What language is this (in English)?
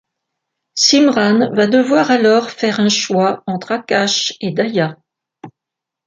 French